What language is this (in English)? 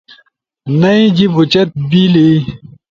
Ushojo